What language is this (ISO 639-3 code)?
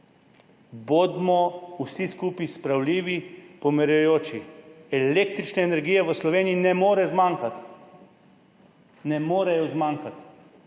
slv